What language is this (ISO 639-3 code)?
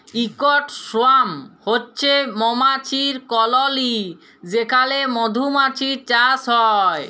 ben